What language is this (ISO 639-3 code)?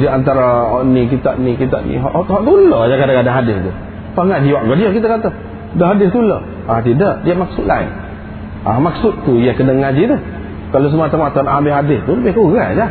msa